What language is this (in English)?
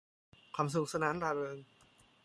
Thai